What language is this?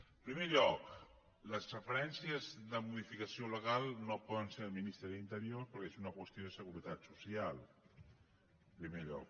Catalan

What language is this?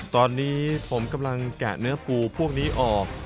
Thai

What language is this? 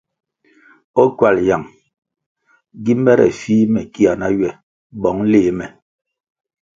Kwasio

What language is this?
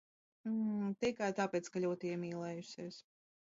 Latvian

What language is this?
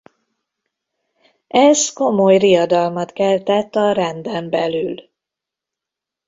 Hungarian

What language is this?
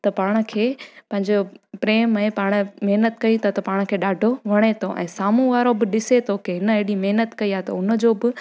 Sindhi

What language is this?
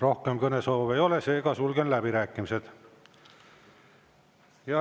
Estonian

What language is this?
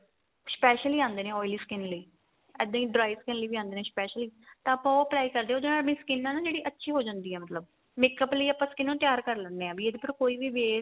Punjabi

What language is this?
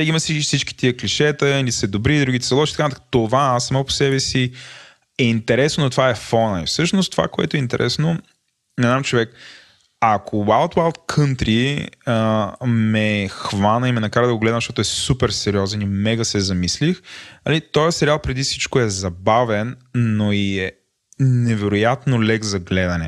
Bulgarian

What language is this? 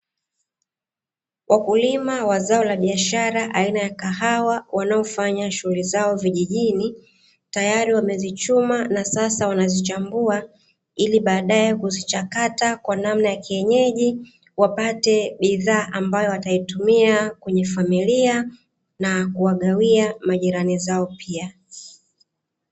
Swahili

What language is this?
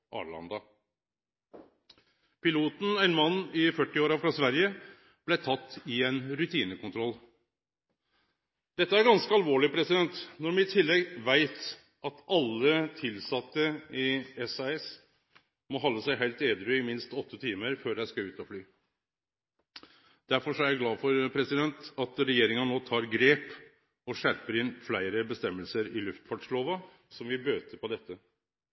Norwegian Nynorsk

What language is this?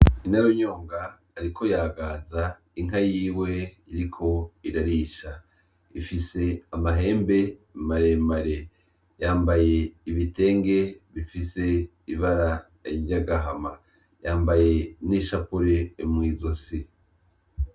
Rundi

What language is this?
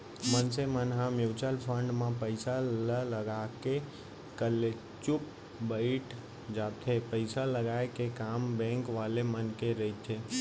Chhattisgarhi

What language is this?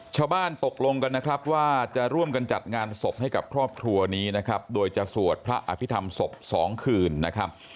Thai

